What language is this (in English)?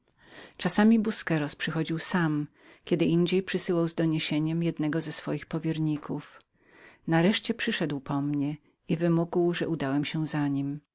Polish